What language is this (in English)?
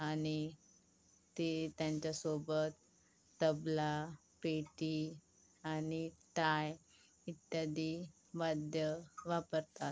Marathi